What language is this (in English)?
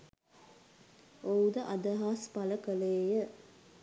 Sinhala